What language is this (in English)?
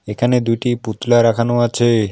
Bangla